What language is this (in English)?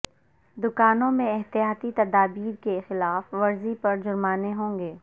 Urdu